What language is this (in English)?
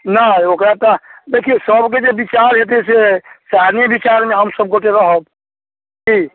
Maithili